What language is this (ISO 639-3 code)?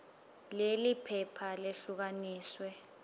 ssw